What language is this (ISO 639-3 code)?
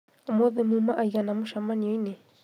kik